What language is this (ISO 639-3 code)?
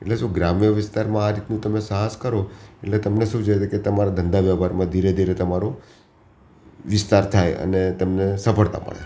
guj